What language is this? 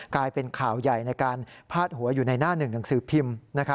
Thai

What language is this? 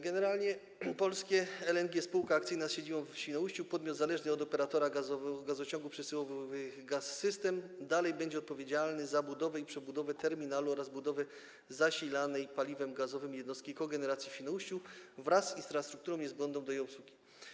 Polish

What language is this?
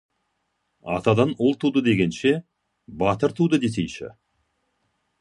Kazakh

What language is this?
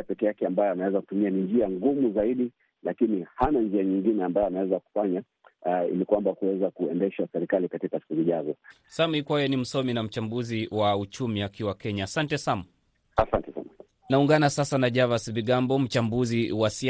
Swahili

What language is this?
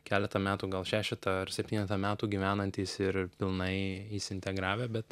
Lithuanian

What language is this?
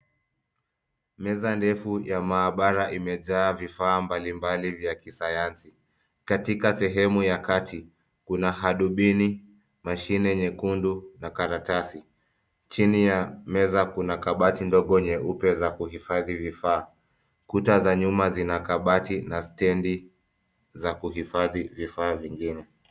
Swahili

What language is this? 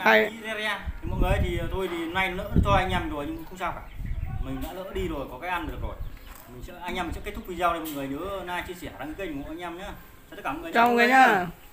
Vietnamese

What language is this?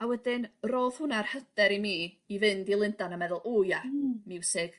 Welsh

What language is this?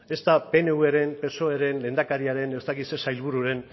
Basque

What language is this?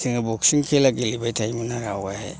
Bodo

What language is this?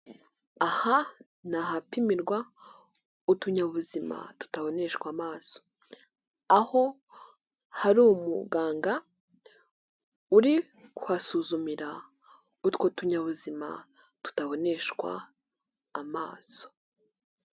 Kinyarwanda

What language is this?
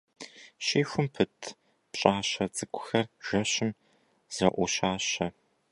Kabardian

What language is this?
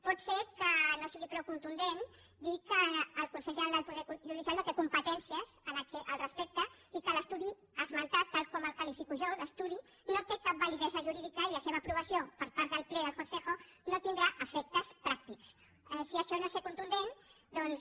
Catalan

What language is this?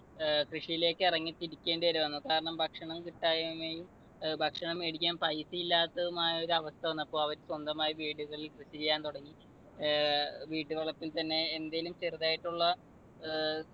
Malayalam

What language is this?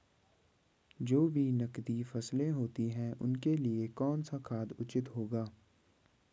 Hindi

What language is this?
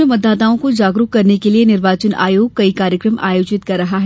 Hindi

